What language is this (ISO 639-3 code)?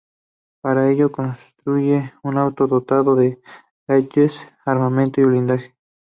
spa